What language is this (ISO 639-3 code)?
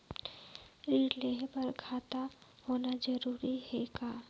hne